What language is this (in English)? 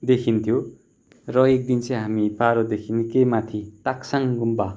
Nepali